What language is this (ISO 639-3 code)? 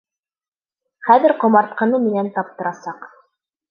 bak